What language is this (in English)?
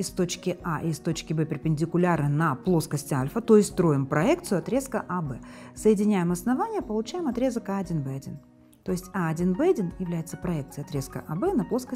Russian